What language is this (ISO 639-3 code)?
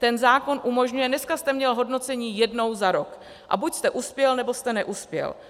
ces